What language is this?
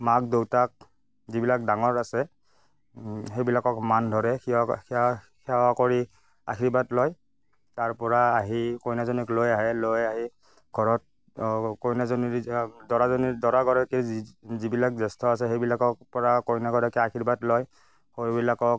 Assamese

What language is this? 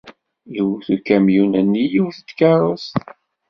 Kabyle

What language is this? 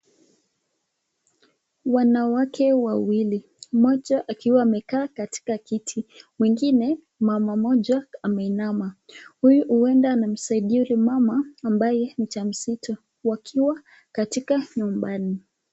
Swahili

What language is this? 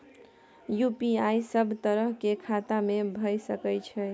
Maithili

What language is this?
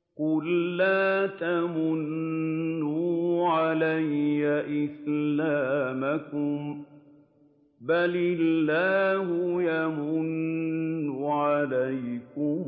Arabic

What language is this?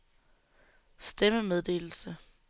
Danish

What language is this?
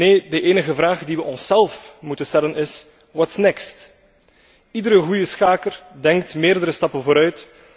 Dutch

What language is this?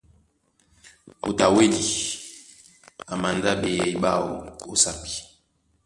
Duala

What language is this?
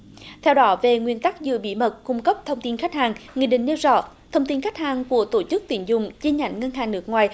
Vietnamese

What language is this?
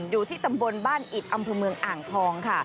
Thai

